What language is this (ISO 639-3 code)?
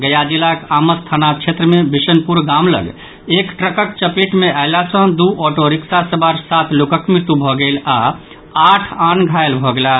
mai